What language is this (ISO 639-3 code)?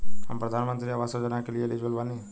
bho